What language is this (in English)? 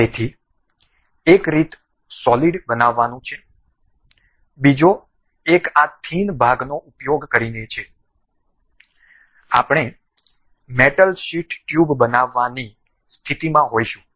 Gujarati